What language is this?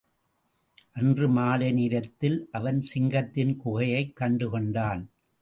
Tamil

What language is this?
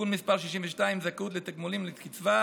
Hebrew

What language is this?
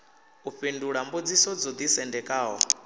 Venda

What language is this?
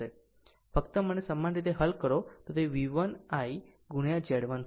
Gujarati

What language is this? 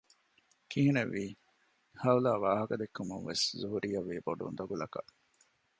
Divehi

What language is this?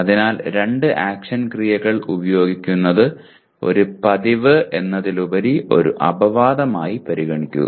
Malayalam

